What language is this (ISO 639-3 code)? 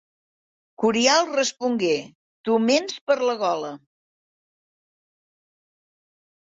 cat